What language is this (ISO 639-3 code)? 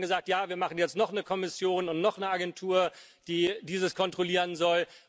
deu